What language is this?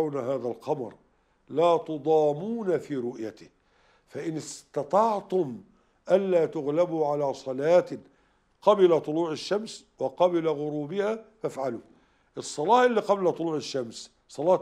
Arabic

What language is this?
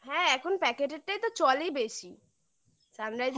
Bangla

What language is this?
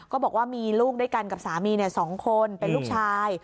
Thai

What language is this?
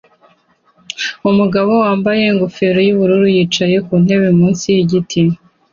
Kinyarwanda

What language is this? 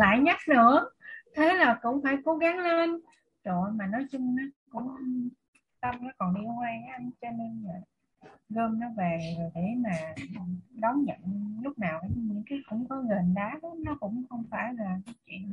Vietnamese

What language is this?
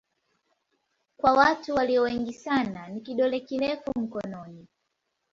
Swahili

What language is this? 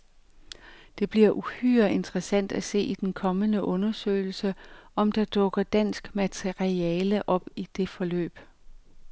Danish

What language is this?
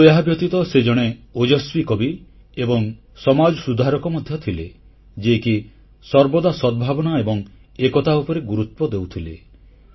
Odia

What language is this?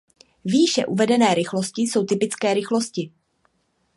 Czech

